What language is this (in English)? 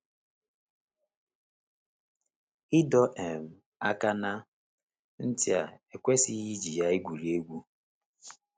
Igbo